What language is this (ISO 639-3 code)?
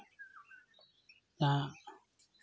sat